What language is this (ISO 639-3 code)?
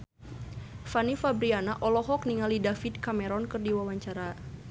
sun